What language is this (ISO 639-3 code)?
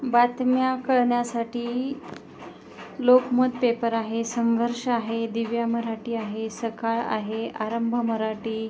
mar